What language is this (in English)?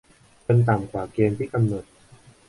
Thai